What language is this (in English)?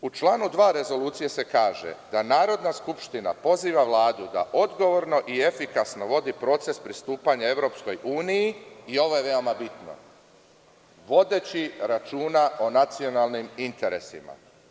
Serbian